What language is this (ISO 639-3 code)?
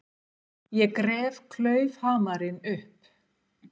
isl